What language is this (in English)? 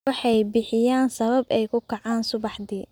Somali